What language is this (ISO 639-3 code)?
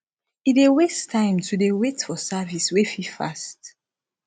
pcm